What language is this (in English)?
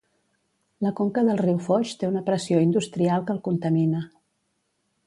Catalan